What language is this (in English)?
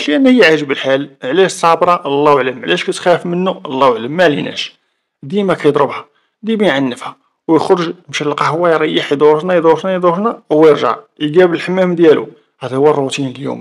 Arabic